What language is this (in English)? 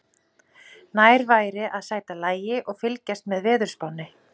Icelandic